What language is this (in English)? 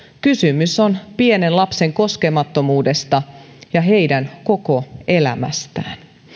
Finnish